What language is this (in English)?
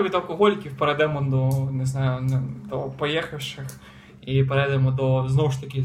Ukrainian